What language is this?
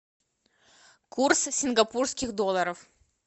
Russian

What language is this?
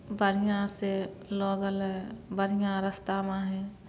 Maithili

